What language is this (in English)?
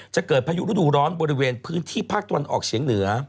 Thai